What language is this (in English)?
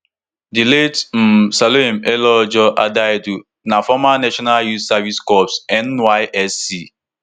Nigerian Pidgin